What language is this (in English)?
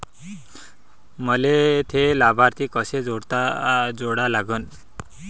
Marathi